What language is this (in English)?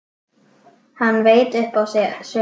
Icelandic